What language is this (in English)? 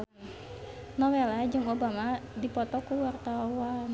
Sundanese